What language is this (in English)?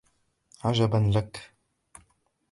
Arabic